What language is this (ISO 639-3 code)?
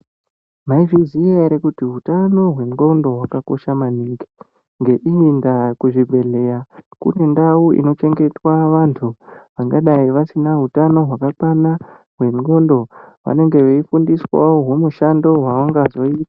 ndc